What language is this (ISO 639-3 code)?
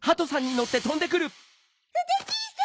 jpn